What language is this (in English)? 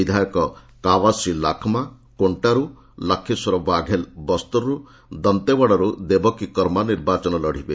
Odia